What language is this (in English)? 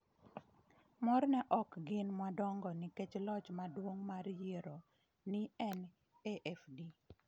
Luo (Kenya and Tanzania)